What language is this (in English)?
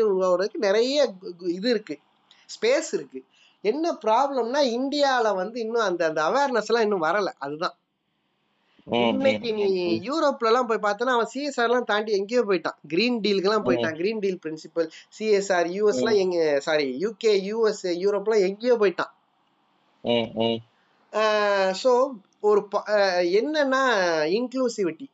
Tamil